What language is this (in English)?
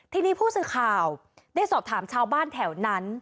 Thai